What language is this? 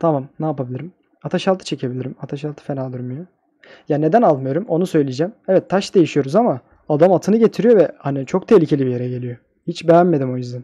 Turkish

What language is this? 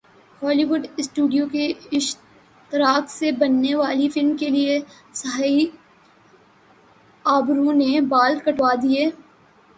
Urdu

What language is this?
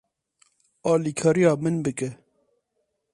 Kurdish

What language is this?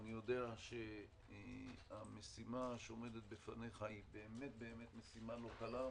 Hebrew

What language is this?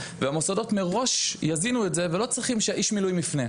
Hebrew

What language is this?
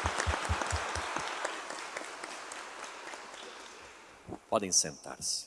Portuguese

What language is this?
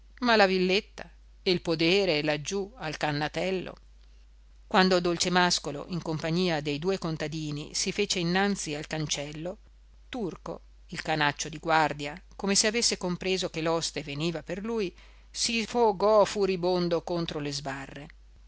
Italian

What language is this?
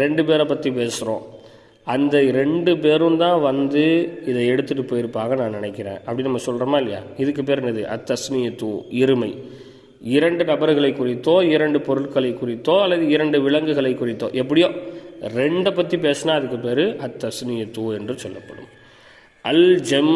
Tamil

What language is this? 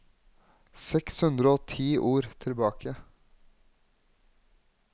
Norwegian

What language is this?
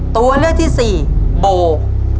Thai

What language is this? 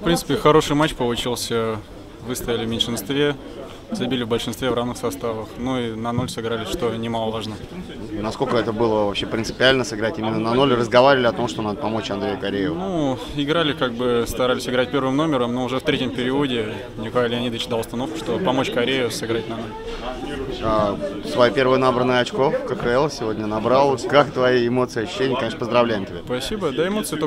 Russian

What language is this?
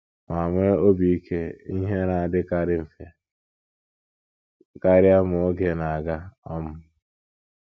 Igbo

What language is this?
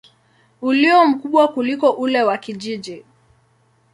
Swahili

